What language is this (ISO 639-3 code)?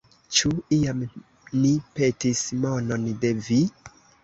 epo